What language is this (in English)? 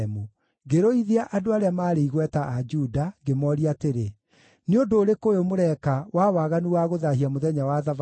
Kikuyu